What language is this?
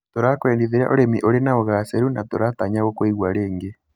Kikuyu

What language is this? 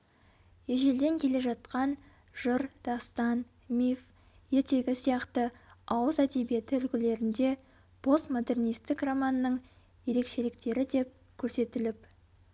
Kazakh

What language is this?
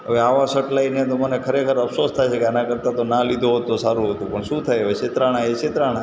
Gujarati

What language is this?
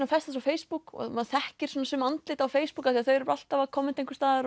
Icelandic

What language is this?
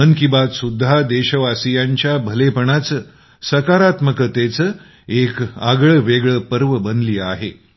Marathi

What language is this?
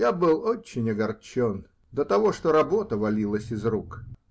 Russian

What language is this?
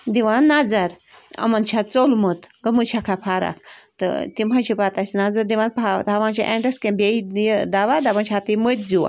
Kashmiri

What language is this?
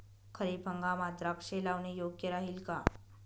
Marathi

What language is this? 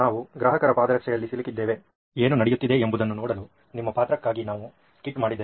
Kannada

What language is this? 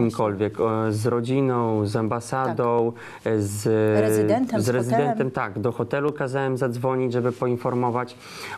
Polish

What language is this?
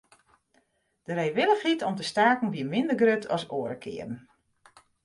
Western Frisian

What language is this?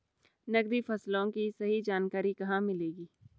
Hindi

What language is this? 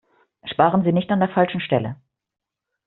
German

